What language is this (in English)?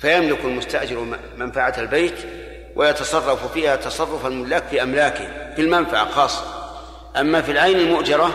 Arabic